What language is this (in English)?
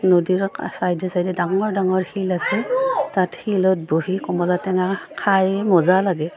Assamese